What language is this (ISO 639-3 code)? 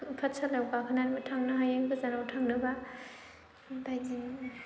brx